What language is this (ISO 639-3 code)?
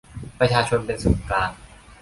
tha